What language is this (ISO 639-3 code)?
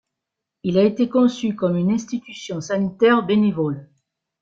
fra